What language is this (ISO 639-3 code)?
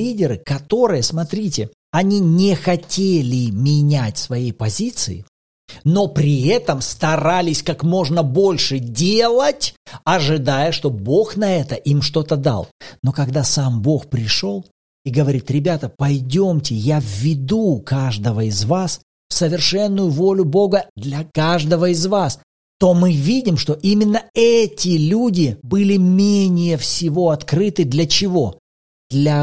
rus